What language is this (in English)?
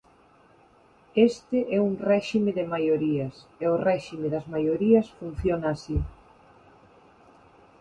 Galician